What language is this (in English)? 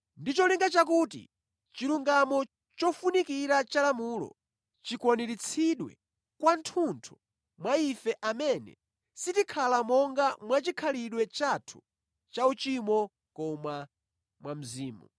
Nyanja